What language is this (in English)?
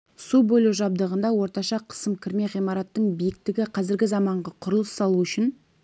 Kazakh